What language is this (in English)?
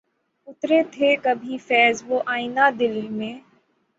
Urdu